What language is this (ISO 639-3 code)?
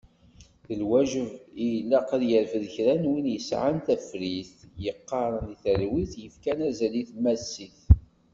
kab